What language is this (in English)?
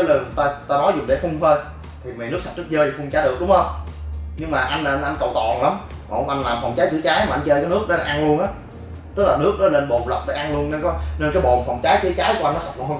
Vietnamese